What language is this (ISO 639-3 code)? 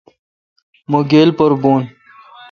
xka